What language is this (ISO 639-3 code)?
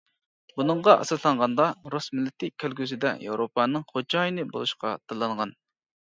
uig